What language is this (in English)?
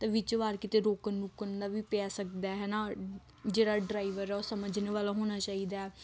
Punjabi